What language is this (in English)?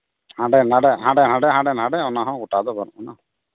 Santali